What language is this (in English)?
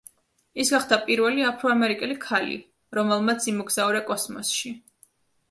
Georgian